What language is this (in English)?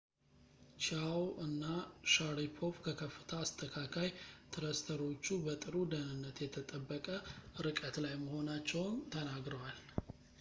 Amharic